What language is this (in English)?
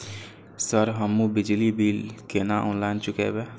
Maithili